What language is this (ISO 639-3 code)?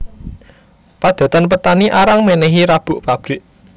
jav